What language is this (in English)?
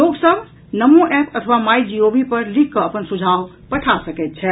Maithili